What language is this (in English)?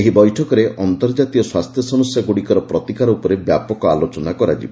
Odia